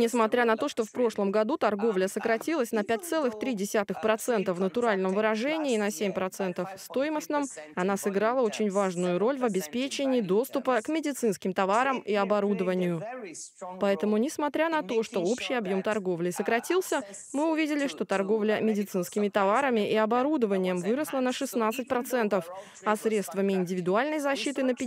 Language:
Russian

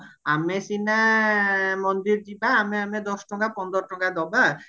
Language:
Odia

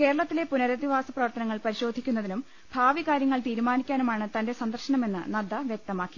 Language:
Malayalam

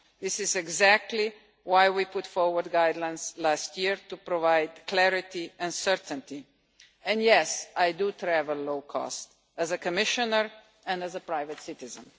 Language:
English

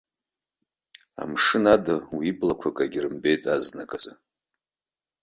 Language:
Abkhazian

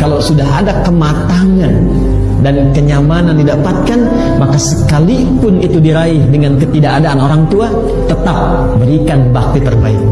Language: Indonesian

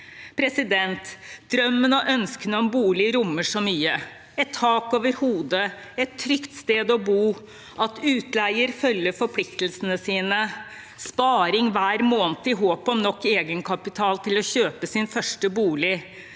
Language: Norwegian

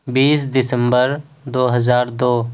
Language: Urdu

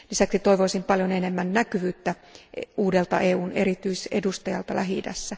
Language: Finnish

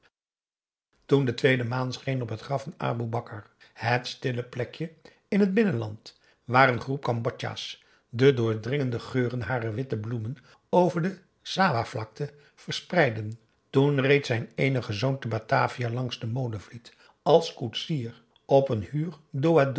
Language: Dutch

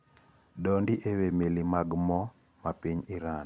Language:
Luo (Kenya and Tanzania)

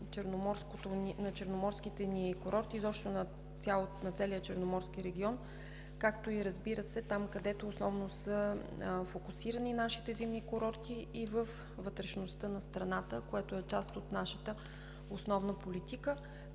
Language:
Bulgarian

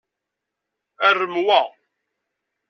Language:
Kabyle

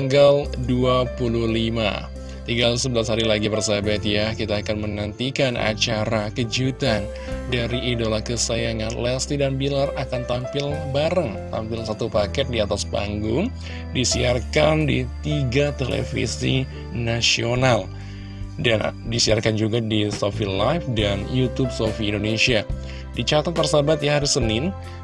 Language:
Indonesian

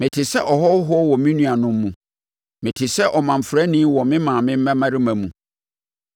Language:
Akan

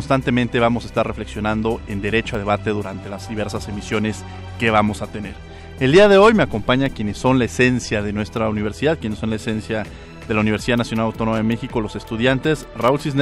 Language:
Spanish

